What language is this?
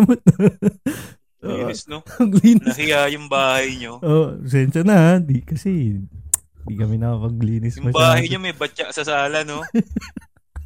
Filipino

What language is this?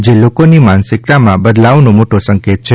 Gujarati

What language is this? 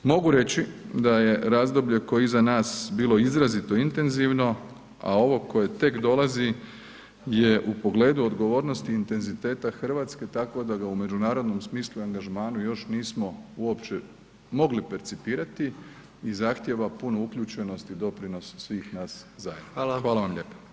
Croatian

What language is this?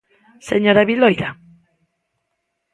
Galician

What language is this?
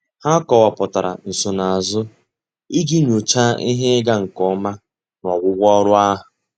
Igbo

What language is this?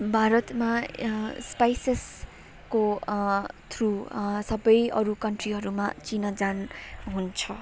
Nepali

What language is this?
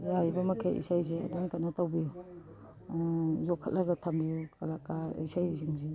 Manipuri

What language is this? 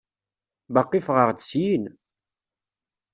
Kabyle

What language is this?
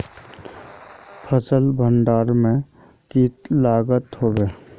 Magahi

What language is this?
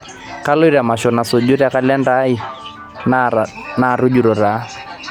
Masai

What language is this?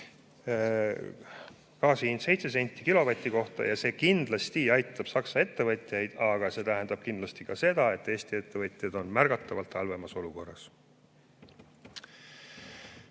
Estonian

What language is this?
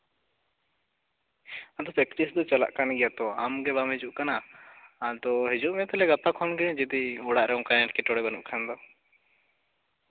Santali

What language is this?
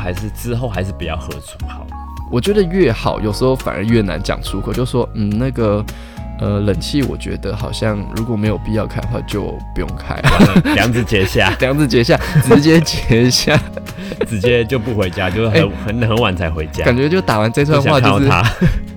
Chinese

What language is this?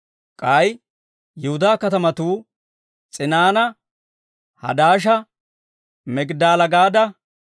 Dawro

